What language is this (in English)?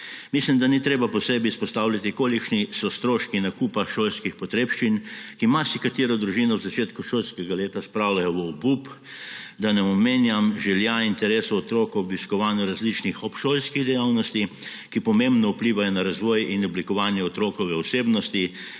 Slovenian